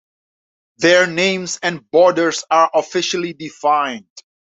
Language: English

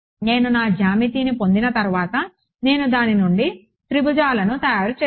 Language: Telugu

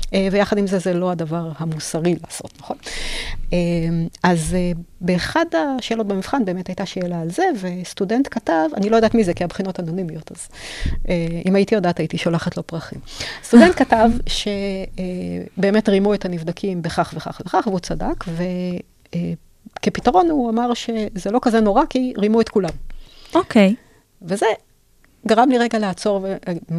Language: Hebrew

